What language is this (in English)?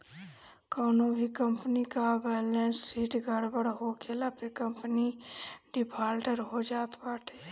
Bhojpuri